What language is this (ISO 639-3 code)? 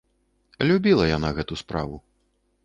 bel